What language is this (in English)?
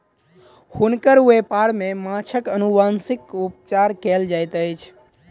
Maithili